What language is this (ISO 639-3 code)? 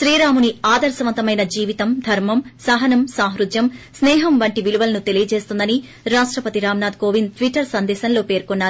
tel